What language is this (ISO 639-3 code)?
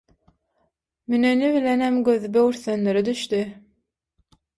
tuk